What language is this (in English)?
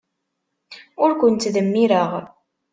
Kabyle